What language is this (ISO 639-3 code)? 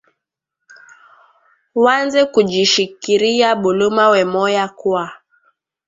swa